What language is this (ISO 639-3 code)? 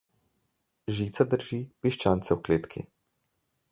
slv